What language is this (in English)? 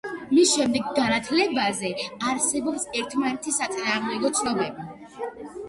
Georgian